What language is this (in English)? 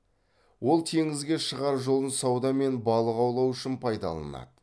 Kazakh